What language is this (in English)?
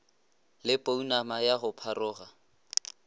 Northern Sotho